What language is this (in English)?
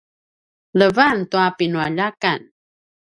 Paiwan